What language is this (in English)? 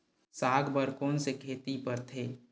Chhattisgarhi